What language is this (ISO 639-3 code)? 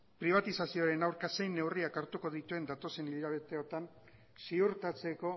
eus